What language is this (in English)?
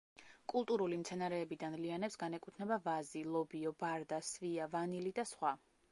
Georgian